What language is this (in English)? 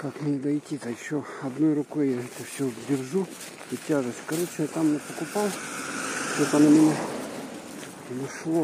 Russian